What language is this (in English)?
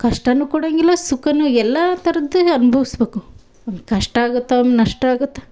Kannada